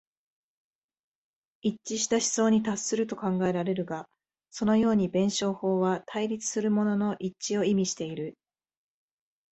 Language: Japanese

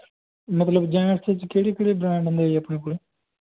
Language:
Punjabi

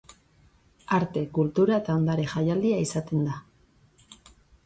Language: Basque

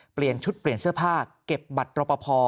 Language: Thai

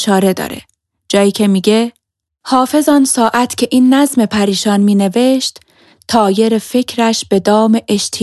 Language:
Persian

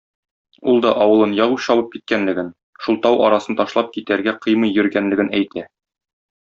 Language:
Tatar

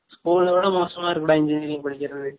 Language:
Tamil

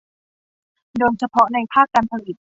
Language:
Thai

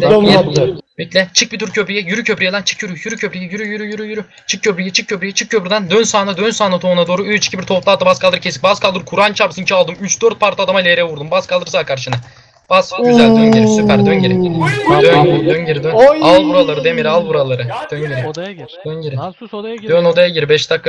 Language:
Turkish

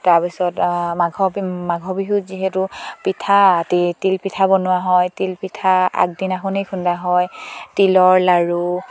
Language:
Assamese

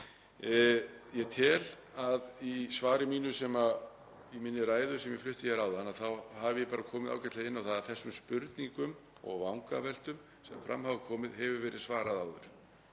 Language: Icelandic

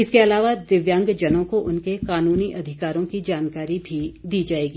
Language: Hindi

